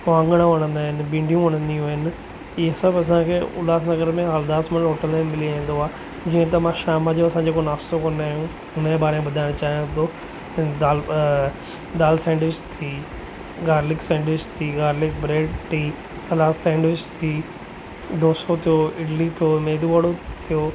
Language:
Sindhi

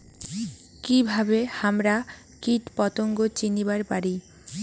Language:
Bangla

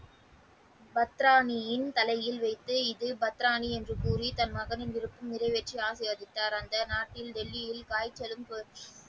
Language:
Tamil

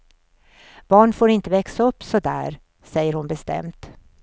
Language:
Swedish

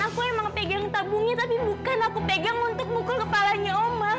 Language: Indonesian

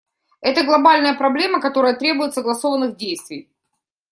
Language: Russian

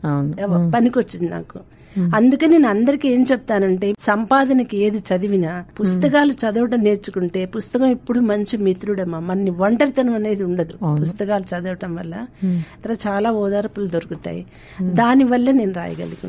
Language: Telugu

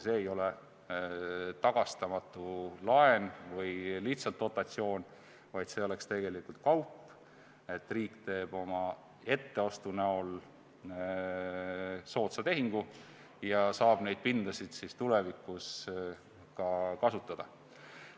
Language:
Estonian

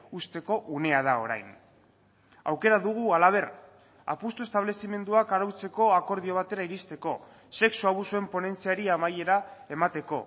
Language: Basque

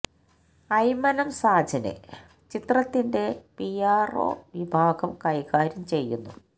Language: Malayalam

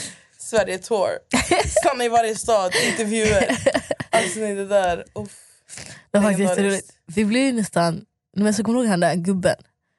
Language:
Swedish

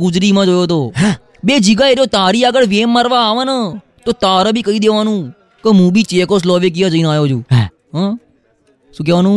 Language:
Gujarati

